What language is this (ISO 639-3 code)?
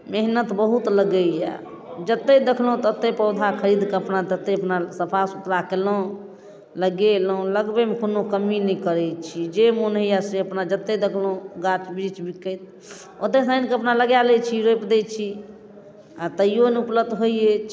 mai